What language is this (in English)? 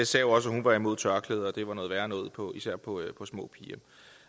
Danish